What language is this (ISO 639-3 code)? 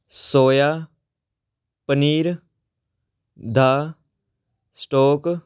pan